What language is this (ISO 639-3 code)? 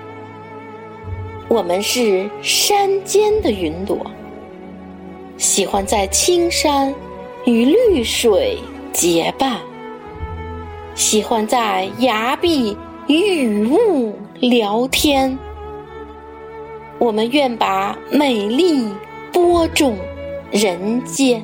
zho